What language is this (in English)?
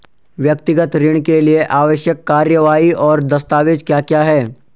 Hindi